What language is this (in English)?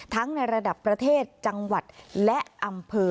Thai